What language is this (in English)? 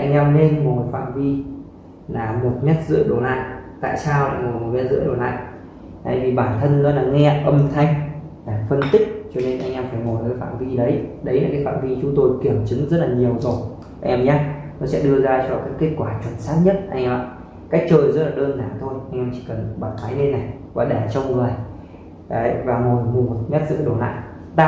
Vietnamese